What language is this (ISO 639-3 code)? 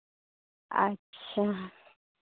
sat